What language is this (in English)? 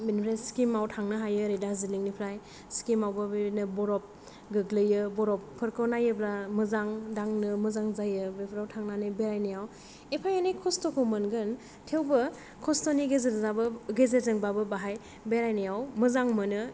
Bodo